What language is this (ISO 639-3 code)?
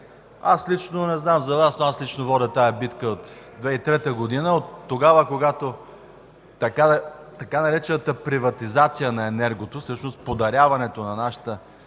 bul